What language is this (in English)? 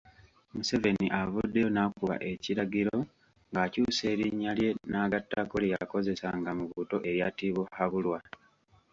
Ganda